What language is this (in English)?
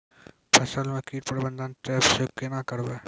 Maithili